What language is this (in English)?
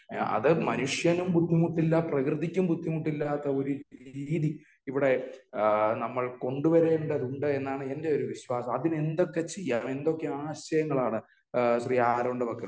Malayalam